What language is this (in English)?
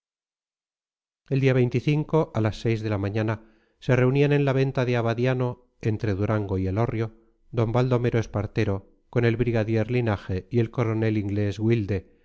Spanish